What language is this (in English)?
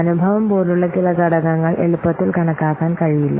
Malayalam